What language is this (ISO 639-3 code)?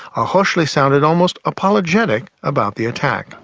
eng